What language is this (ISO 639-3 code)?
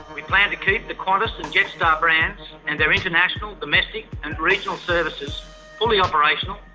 eng